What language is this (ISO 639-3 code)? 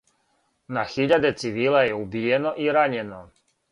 srp